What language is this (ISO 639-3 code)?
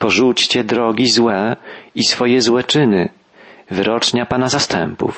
pol